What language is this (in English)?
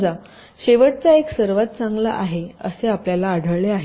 Marathi